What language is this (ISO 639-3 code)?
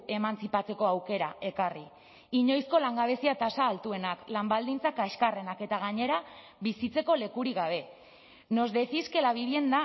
eus